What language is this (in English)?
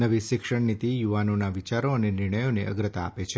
Gujarati